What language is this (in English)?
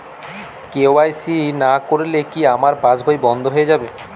Bangla